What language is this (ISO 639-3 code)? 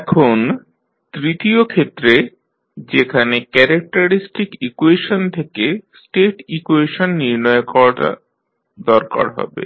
ben